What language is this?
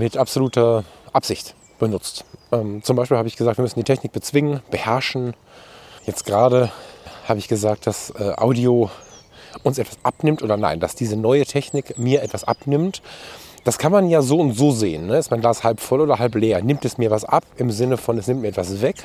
German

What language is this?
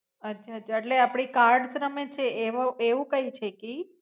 Gujarati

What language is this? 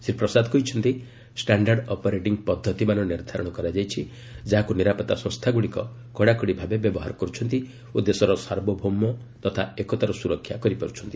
Odia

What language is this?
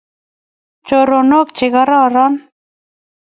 Kalenjin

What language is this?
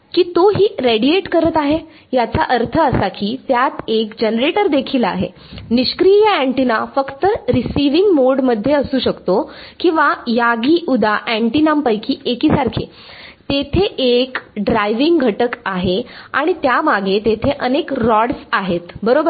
Marathi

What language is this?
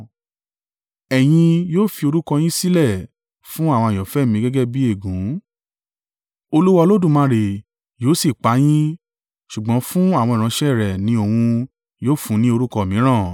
Yoruba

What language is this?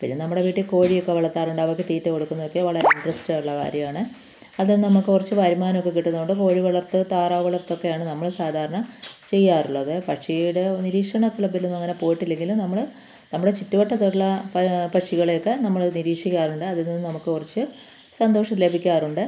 Malayalam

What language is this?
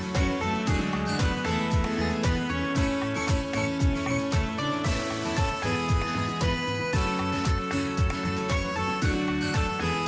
Thai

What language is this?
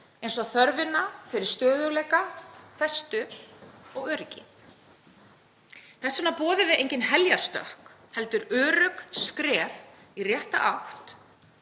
Icelandic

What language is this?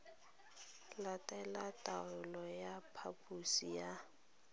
Tswana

